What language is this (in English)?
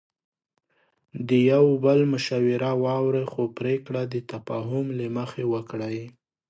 Pashto